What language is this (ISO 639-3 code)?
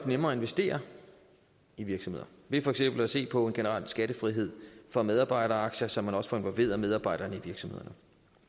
dan